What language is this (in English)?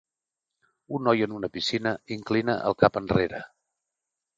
Catalan